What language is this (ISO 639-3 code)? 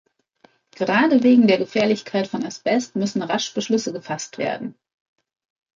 deu